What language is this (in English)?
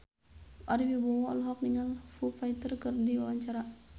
Sundanese